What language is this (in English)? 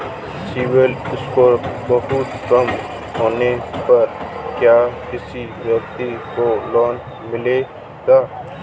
Hindi